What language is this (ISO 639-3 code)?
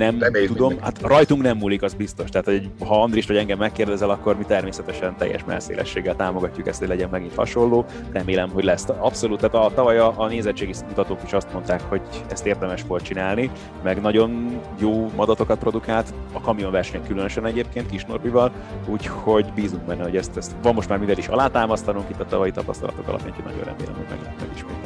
hun